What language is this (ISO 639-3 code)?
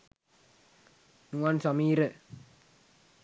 sin